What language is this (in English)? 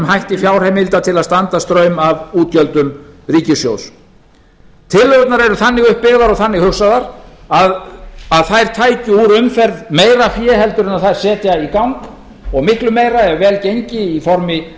Icelandic